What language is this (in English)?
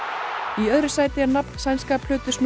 Icelandic